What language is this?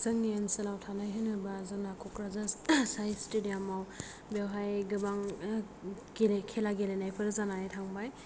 Bodo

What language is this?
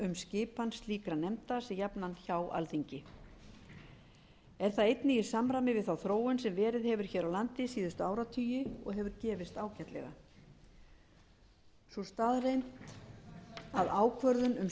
Icelandic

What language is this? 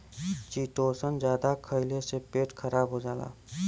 Bhojpuri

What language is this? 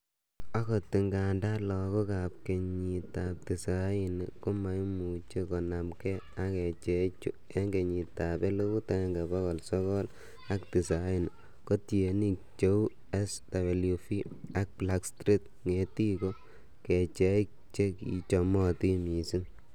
Kalenjin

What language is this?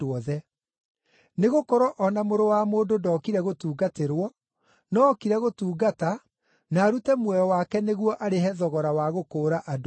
Kikuyu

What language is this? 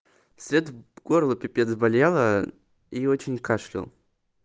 Russian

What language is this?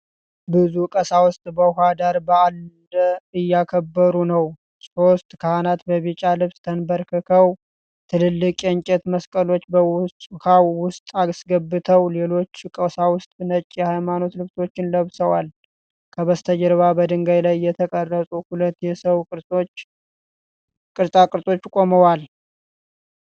Amharic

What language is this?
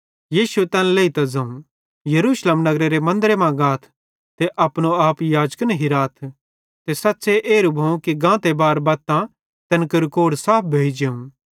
Bhadrawahi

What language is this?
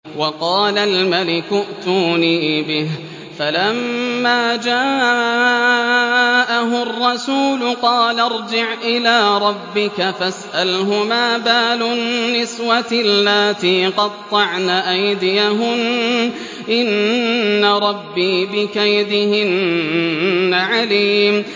Arabic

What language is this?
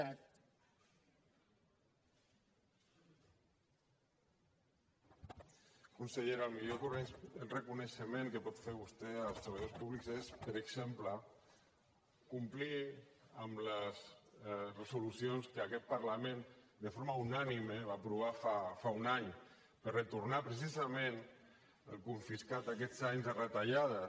Catalan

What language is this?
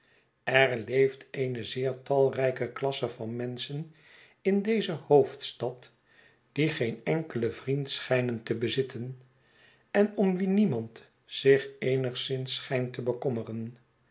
Dutch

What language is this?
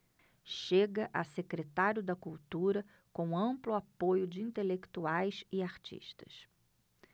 Portuguese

